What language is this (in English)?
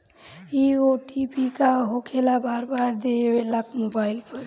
Bhojpuri